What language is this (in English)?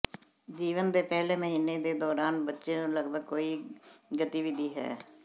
Punjabi